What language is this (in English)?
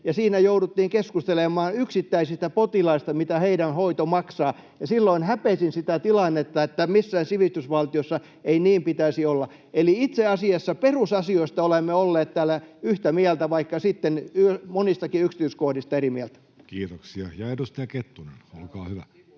Finnish